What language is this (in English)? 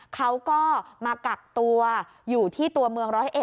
Thai